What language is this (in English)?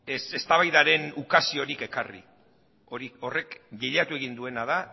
Basque